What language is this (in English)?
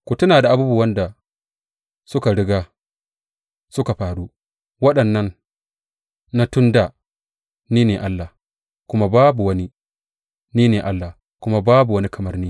Hausa